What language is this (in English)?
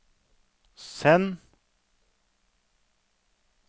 Norwegian